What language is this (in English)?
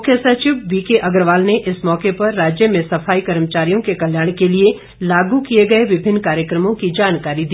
Hindi